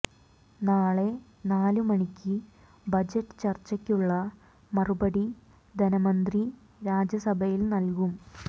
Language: Malayalam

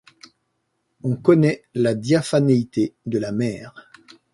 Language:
French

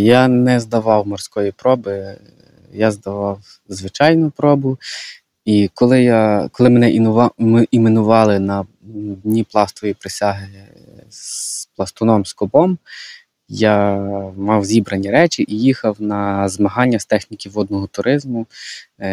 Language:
Ukrainian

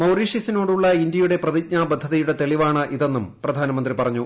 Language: Malayalam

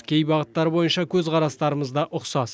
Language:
Kazakh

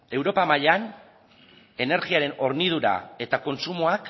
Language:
Basque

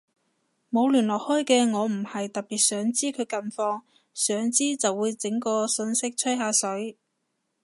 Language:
Cantonese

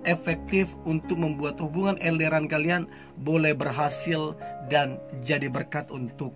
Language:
Indonesian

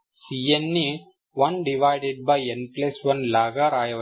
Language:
Telugu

